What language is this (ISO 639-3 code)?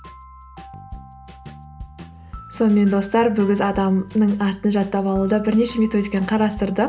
kaz